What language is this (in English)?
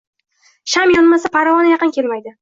Uzbek